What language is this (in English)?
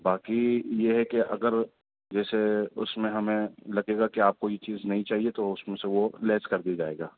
Urdu